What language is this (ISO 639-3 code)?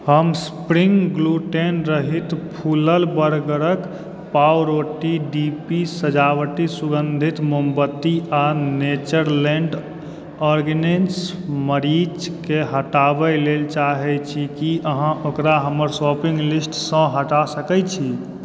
mai